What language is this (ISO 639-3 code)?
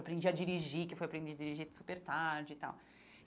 por